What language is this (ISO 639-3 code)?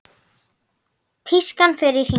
isl